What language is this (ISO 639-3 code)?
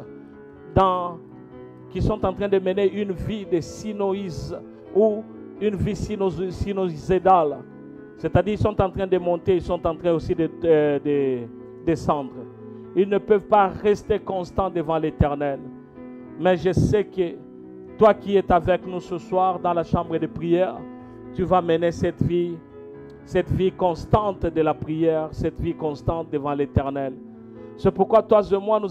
fra